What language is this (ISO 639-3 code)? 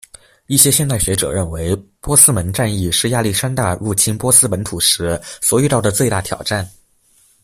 zho